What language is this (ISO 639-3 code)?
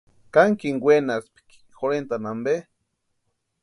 pua